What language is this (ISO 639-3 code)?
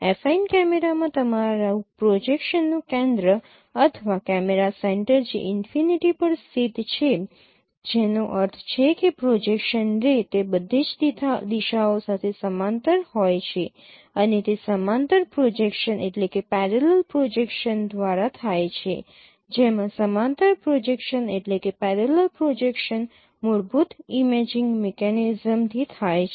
guj